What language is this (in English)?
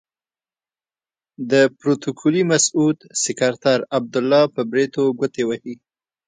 Pashto